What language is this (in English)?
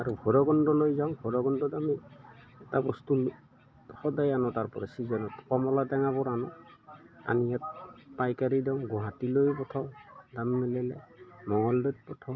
Assamese